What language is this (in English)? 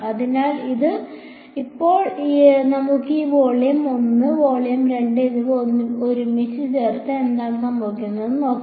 Malayalam